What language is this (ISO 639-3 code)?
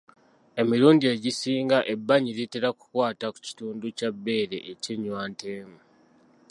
lug